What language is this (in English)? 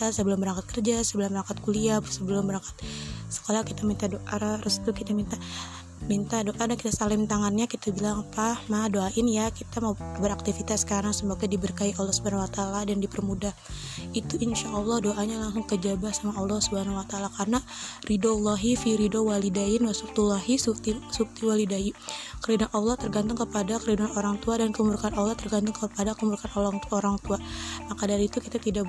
Indonesian